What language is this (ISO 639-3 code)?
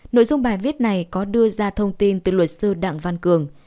vie